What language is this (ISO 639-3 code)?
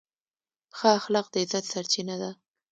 pus